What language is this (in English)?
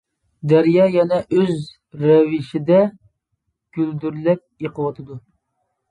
Uyghur